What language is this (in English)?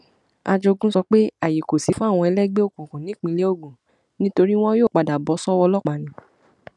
Yoruba